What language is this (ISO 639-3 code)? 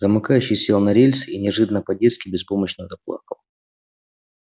rus